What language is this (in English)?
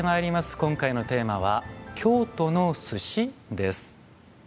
Japanese